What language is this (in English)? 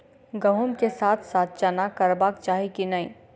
Maithili